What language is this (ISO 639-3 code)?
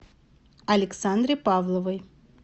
rus